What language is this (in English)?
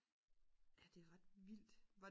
Danish